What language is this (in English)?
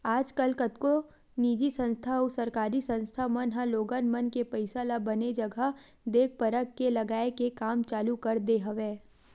Chhattisgarhi